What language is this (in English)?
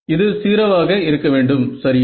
Tamil